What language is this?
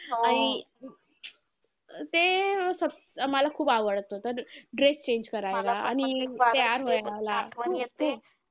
Marathi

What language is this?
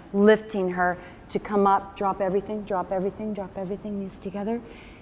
English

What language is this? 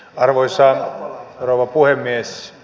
Finnish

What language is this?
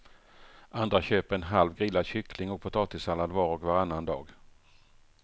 Swedish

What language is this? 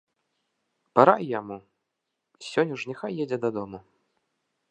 Belarusian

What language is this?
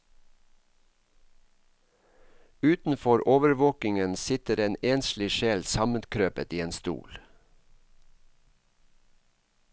Norwegian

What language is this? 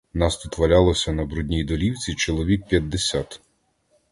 Ukrainian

